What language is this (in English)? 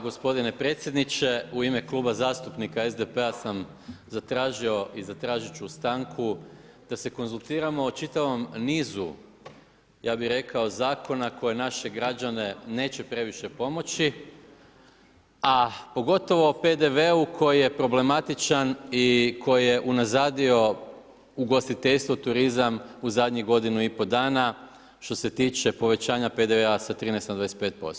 Croatian